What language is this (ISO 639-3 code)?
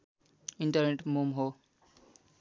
nep